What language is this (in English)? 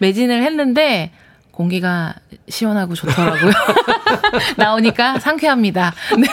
Korean